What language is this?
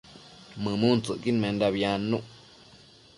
Matsés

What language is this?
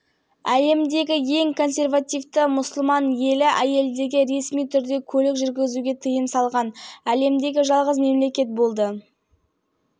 Kazakh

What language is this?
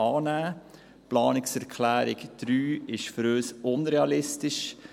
Swiss German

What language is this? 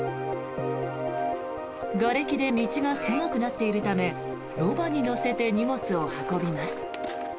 Japanese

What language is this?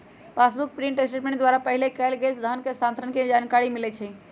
Magahi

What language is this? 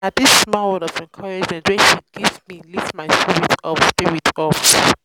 Nigerian Pidgin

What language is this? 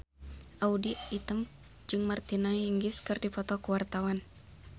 Sundanese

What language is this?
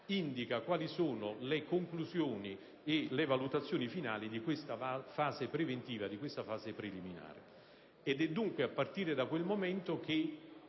Italian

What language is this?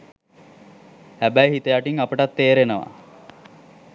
Sinhala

